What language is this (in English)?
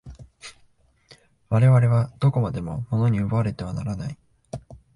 Japanese